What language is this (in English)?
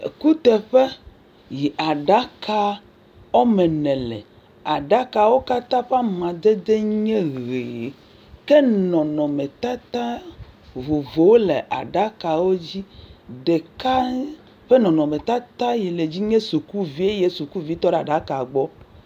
Ewe